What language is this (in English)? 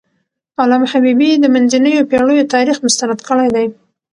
Pashto